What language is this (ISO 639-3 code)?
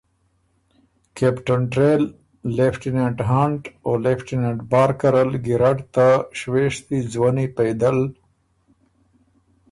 oru